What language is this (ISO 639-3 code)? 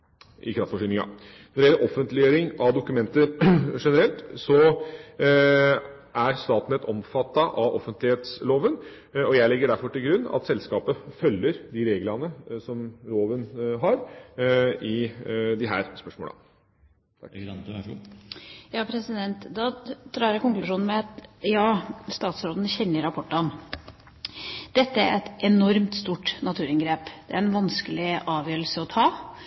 nob